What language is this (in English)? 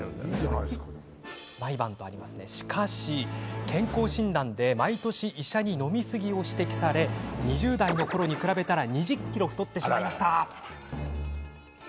Japanese